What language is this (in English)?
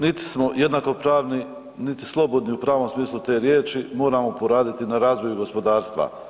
Croatian